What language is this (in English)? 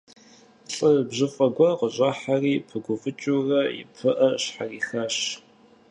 Kabardian